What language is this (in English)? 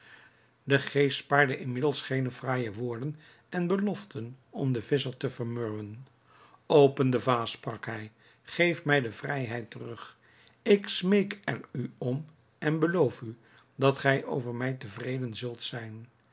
Dutch